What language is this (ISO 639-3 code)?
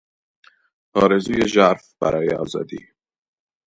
fas